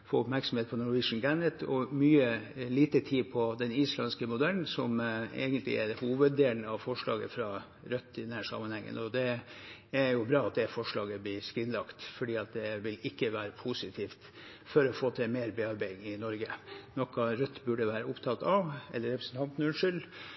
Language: Norwegian Bokmål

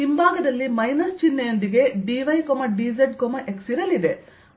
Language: Kannada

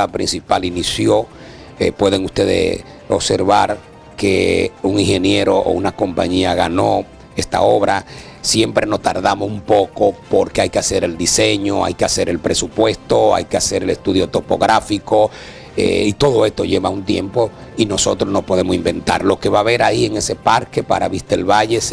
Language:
Spanish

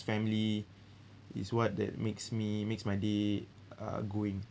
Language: English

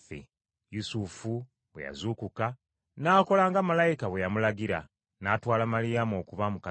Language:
Ganda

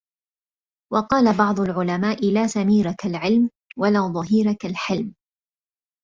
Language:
Arabic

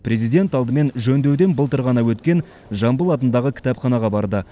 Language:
Kazakh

